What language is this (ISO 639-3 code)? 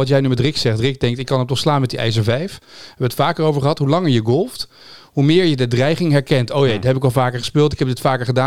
nld